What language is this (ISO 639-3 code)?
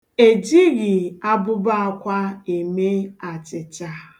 ibo